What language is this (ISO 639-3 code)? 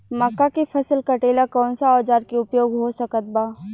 bho